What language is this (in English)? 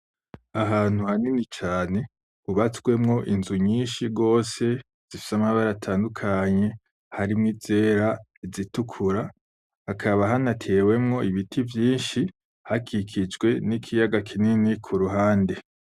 Rundi